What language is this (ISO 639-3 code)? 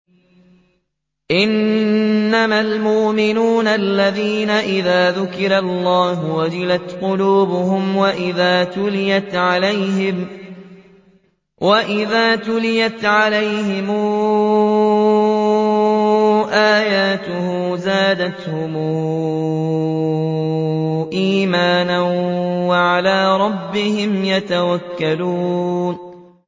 ara